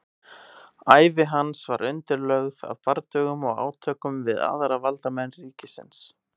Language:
Icelandic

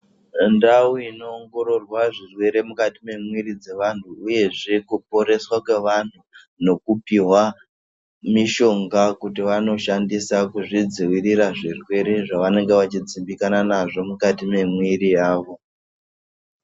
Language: Ndau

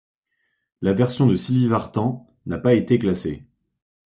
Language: French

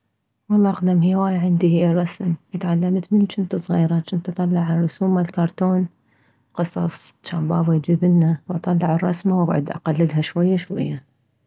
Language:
Mesopotamian Arabic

